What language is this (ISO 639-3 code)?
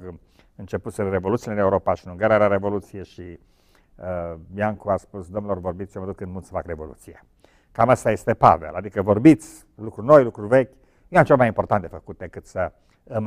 ron